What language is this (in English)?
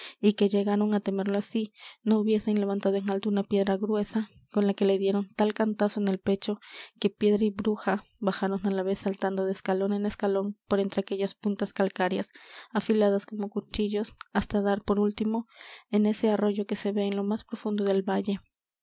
Spanish